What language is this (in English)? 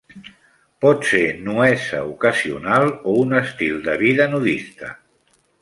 Catalan